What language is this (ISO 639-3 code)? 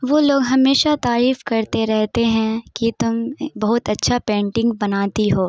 urd